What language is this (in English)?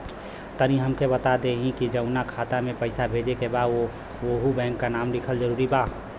Bhojpuri